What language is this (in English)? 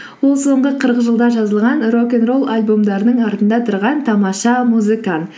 Kazakh